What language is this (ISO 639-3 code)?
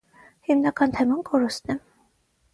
hye